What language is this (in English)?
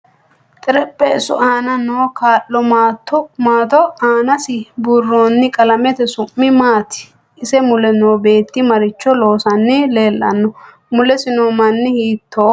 Sidamo